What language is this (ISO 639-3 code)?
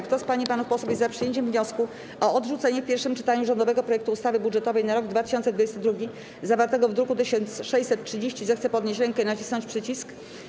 pol